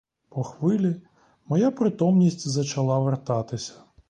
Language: Ukrainian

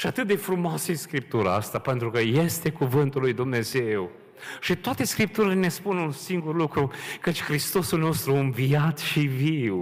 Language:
Romanian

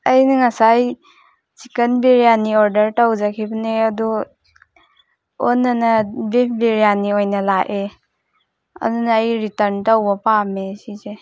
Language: Manipuri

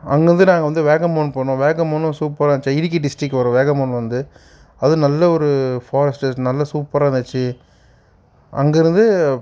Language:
Tamil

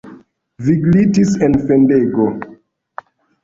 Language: Esperanto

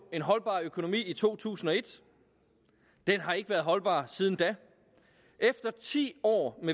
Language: Danish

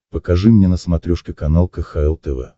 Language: Russian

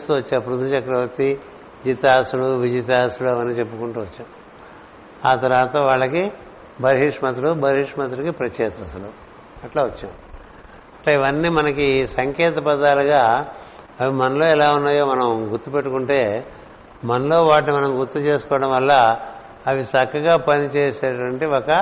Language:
Telugu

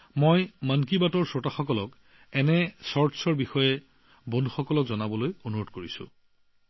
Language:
Assamese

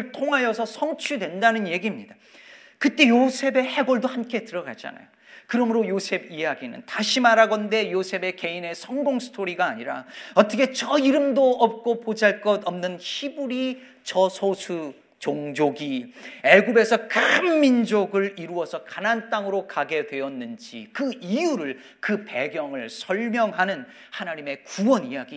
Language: Korean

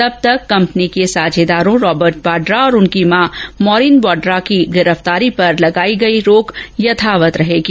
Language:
Hindi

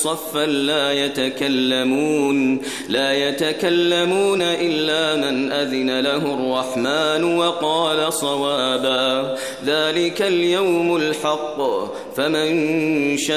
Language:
Arabic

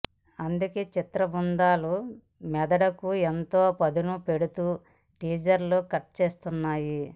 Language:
Telugu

